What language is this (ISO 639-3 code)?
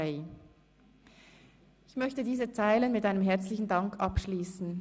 gsw